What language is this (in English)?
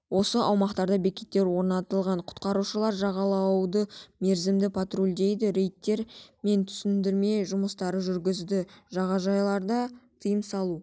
Kazakh